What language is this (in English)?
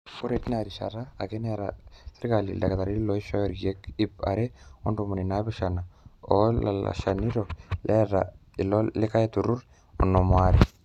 Masai